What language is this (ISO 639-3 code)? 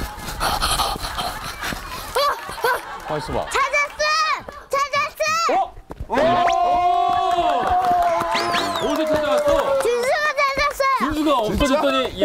kor